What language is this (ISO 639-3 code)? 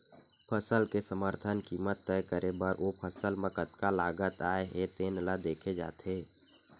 hne